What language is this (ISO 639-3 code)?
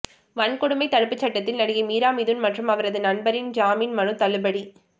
tam